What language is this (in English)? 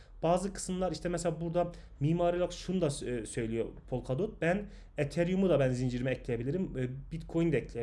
Turkish